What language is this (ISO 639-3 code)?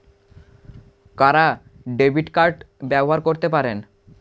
ben